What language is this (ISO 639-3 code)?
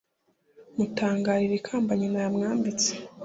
kin